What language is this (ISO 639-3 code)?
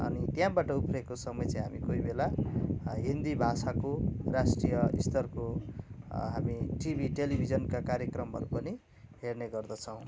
nep